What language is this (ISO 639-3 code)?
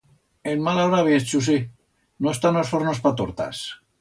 arg